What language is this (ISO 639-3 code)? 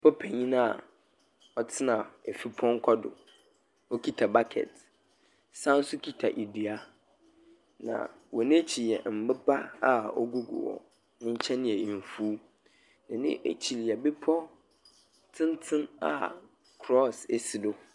aka